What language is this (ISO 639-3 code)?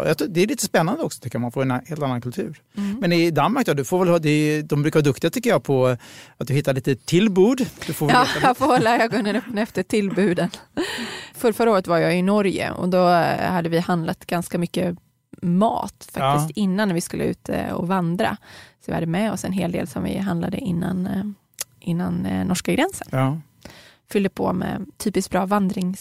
swe